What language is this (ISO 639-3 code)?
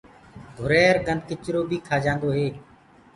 ggg